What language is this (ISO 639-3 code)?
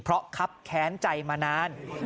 tha